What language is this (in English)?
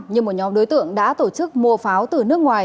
Vietnamese